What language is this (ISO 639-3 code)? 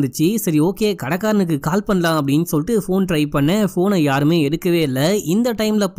tam